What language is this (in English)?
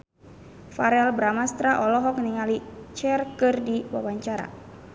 Sundanese